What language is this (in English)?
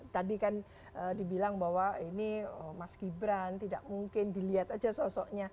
Indonesian